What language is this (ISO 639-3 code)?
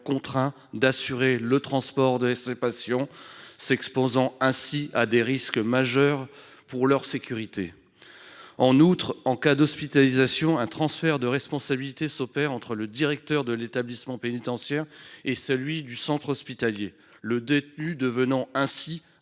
fra